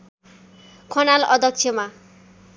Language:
Nepali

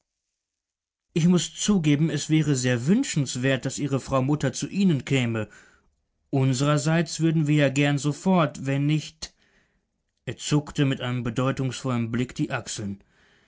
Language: German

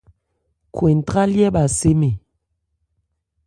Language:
Ebrié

